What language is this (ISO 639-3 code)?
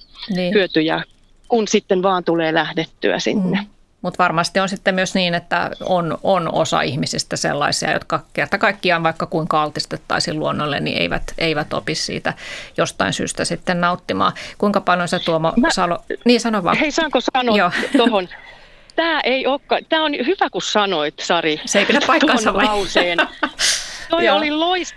fin